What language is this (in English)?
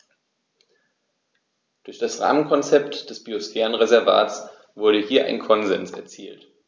German